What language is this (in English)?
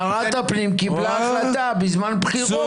Hebrew